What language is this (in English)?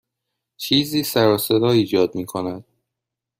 Persian